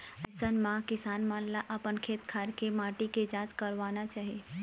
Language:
Chhattisgarhi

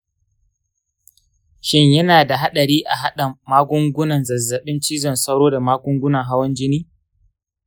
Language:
Hausa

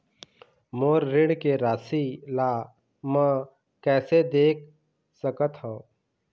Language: Chhattisgarhi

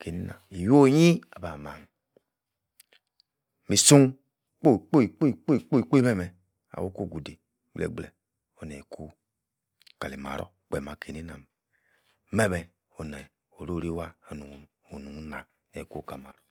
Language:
Yace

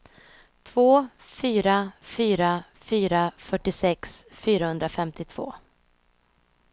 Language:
Swedish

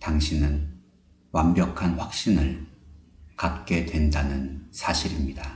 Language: Korean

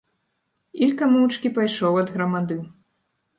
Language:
Belarusian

